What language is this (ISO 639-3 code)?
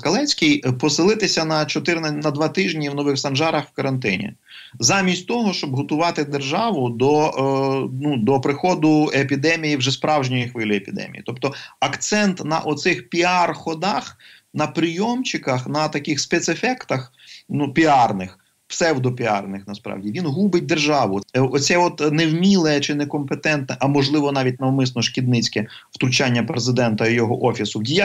ukr